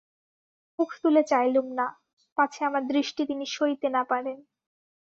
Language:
Bangla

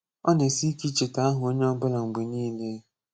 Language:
Igbo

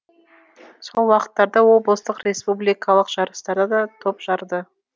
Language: Kazakh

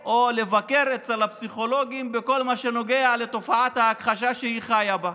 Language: Hebrew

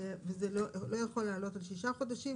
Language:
Hebrew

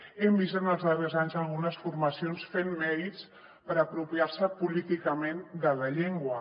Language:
Catalan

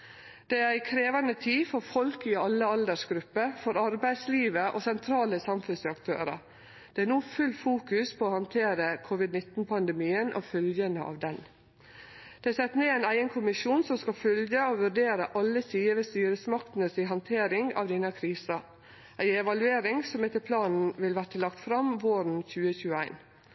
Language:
Norwegian Nynorsk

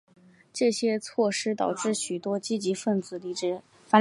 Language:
Chinese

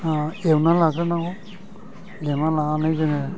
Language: Bodo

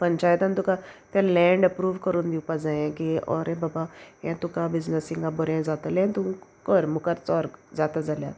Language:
Konkani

